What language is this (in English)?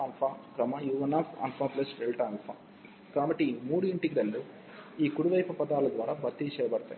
Telugu